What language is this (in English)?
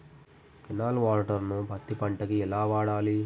Telugu